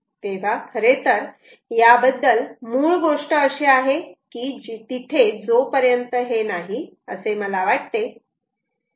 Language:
Marathi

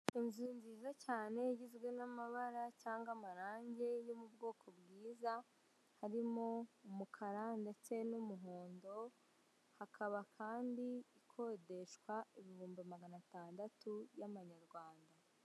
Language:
Kinyarwanda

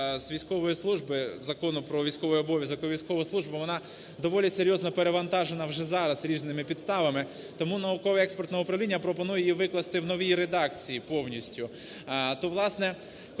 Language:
Ukrainian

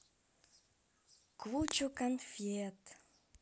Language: Russian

